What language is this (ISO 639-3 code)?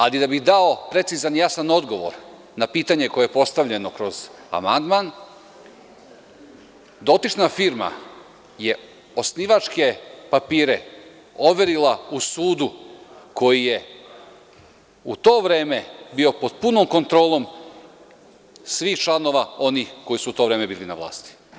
srp